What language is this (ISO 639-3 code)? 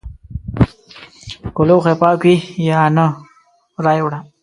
pus